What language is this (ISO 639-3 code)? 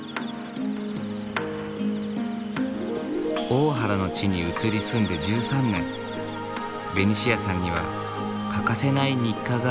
jpn